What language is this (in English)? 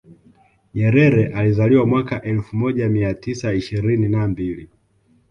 Swahili